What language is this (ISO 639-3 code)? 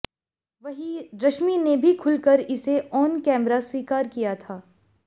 hin